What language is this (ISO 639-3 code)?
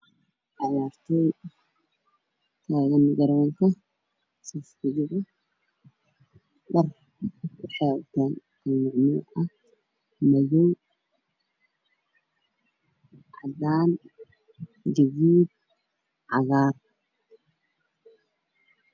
som